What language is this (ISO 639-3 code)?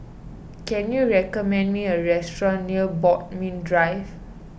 eng